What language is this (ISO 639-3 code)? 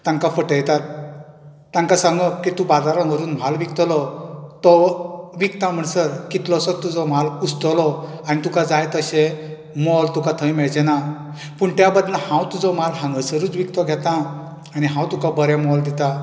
kok